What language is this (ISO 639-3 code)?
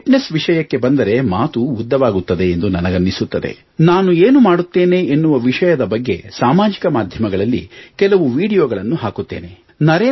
kan